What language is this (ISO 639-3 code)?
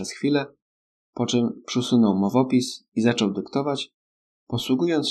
pol